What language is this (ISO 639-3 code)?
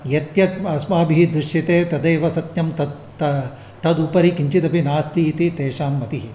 san